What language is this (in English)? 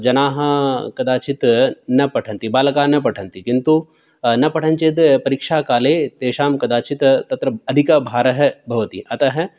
Sanskrit